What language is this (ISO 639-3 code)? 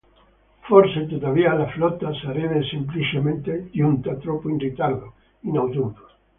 ita